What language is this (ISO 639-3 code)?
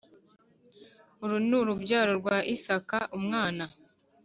kin